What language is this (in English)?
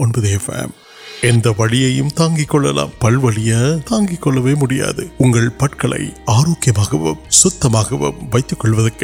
Urdu